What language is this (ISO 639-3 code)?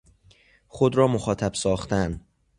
fas